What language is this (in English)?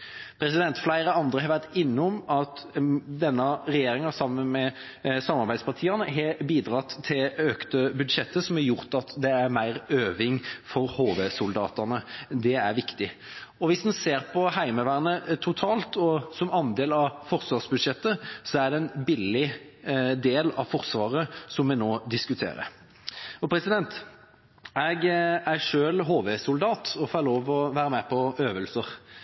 Norwegian Bokmål